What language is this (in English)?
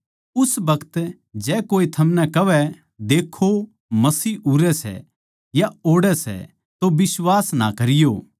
Haryanvi